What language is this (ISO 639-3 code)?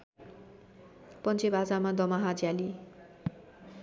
nep